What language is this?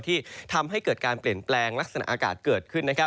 Thai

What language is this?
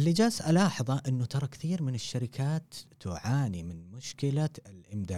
Arabic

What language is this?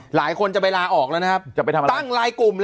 Thai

